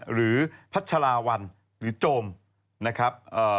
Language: Thai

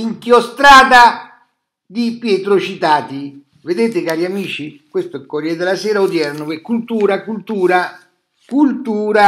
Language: Italian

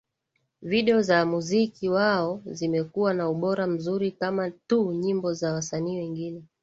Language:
Swahili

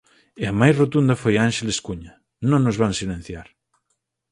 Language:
Galician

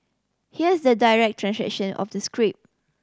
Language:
English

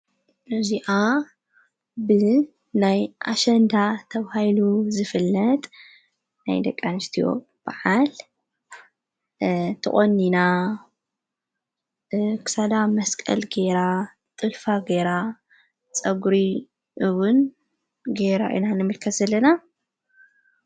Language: Tigrinya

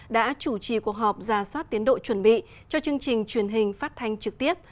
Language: Vietnamese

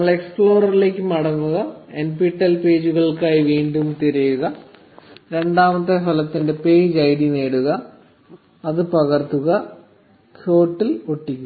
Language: Malayalam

